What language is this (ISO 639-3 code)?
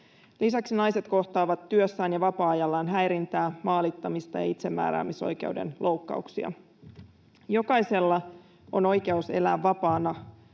fin